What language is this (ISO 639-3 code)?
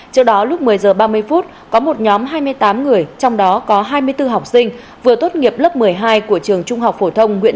vie